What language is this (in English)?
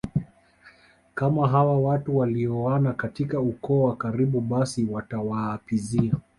Swahili